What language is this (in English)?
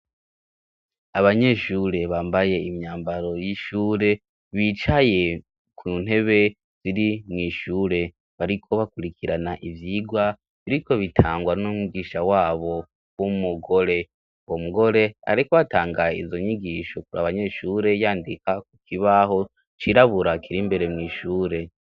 Rundi